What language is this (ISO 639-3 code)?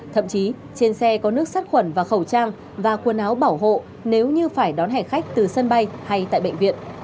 vie